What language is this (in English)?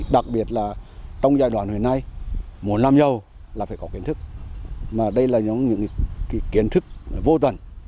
Vietnamese